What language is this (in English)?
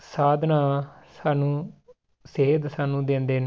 Punjabi